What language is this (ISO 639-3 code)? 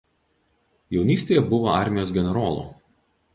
lit